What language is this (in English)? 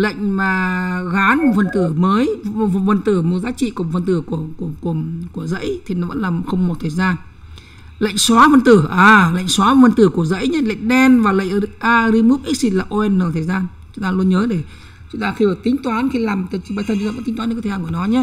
Vietnamese